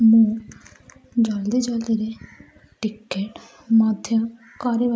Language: Odia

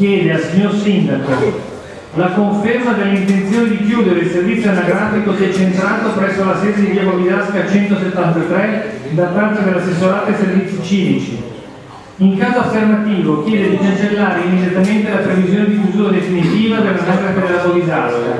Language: Italian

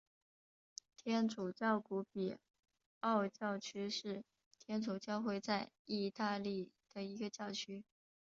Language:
Chinese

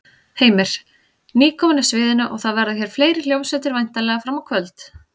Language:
Icelandic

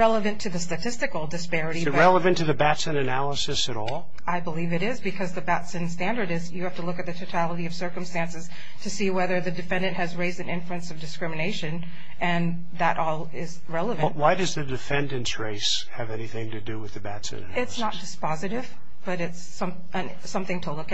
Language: English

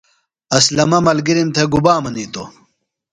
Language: Phalura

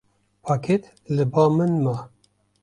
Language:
Kurdish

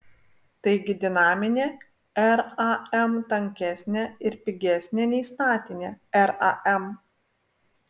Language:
Lithuanian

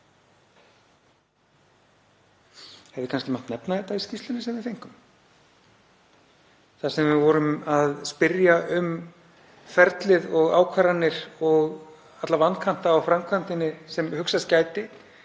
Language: Icelandic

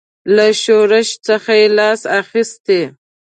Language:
Pashto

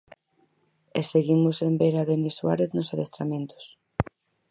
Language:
Galician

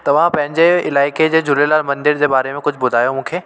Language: Sindhi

